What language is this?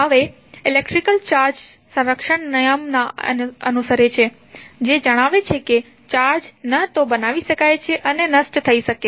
Gujarati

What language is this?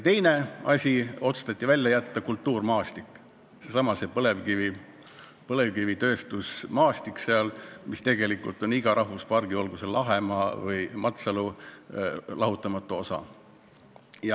Estonian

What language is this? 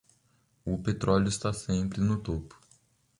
Portuguese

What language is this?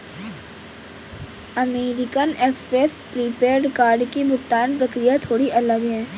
Hindi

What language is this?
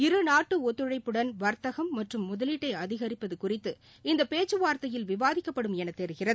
Tamil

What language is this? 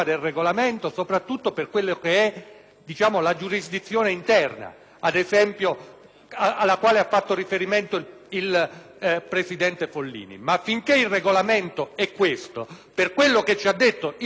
Italian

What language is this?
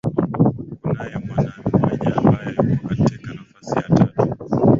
Swahili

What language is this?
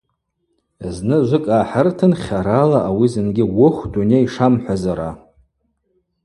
Abaza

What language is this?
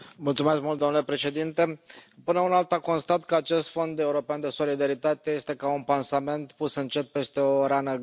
Romanian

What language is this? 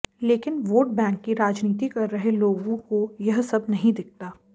Hindi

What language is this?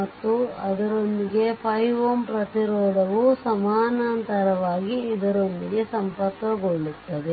Kannada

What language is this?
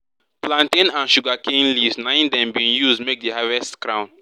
Nigerian Pidgin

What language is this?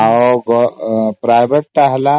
Odia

